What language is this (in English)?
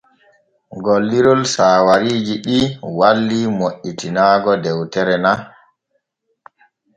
Borgu Fulfulde